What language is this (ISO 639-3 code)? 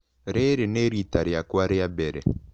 kik